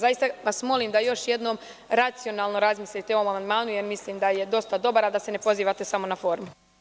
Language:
Serbian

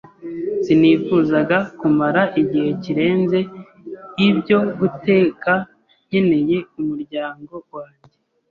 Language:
Kinyarwanda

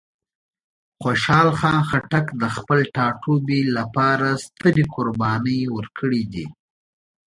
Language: Pashto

